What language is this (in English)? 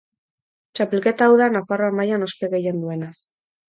Basque